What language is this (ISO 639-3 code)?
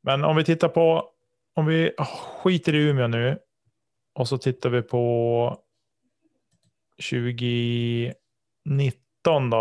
swe